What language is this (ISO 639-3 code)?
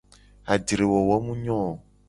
gej